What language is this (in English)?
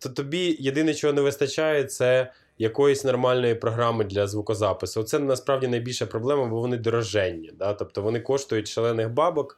Ukrainian